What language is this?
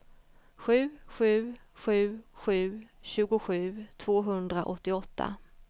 Swedish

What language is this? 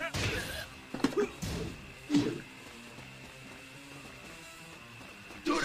Korean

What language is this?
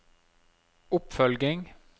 Norwegian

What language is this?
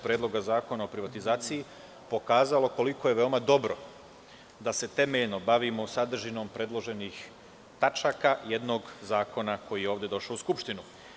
Serbian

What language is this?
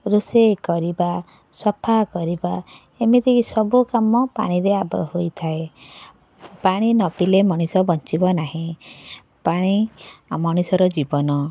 Odia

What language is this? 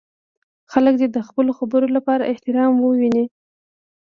Pashto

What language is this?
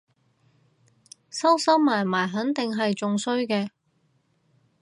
Cantonese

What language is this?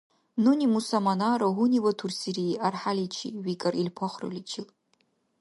Dargwa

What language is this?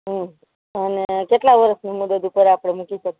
Gujarati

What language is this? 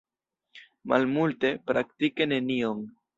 Esperanto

